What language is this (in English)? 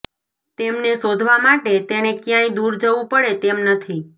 Gujarati